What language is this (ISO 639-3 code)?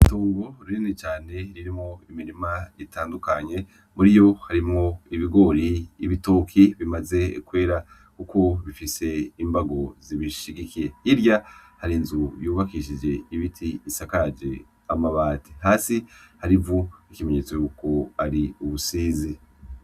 run